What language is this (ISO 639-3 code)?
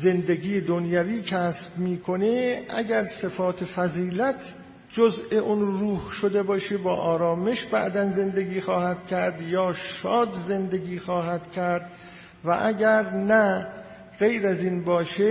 fas